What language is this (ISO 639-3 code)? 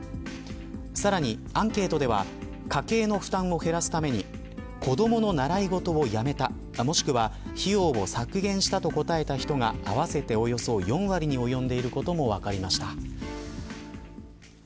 jpn